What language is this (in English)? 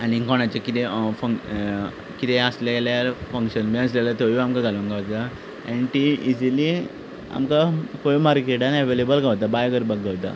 Konkani